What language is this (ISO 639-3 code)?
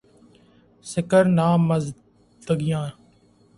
urd